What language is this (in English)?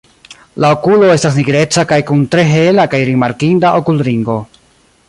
Esperanto